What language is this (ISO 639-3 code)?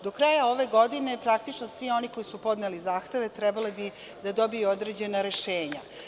srp